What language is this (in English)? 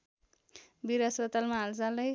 Nepali